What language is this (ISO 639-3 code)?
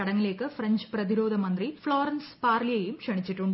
mal